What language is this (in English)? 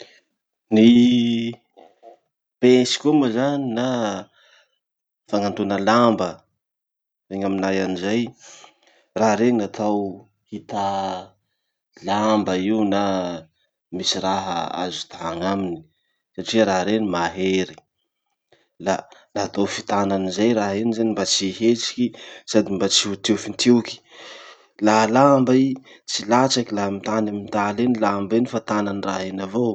Masikoro Malagasy